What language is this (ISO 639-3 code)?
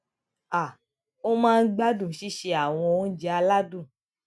yor